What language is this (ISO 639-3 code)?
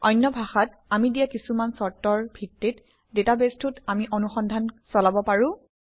asm